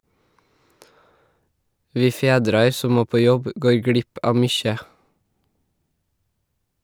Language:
Norwegian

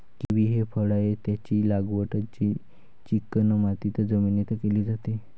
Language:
Marathi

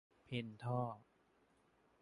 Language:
Thai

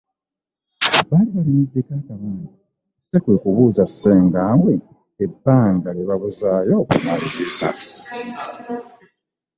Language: Ganda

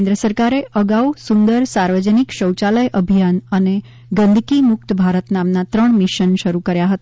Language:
Gujarati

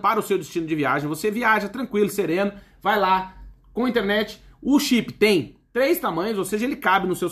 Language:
Portuguese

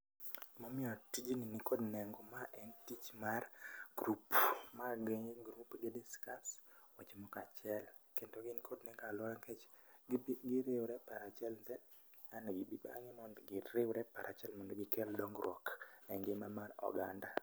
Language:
Luo (Kenya and Tanzania)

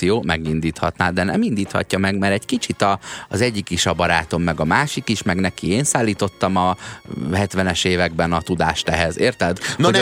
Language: Hungarian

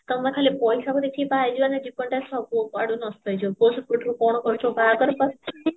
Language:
Odia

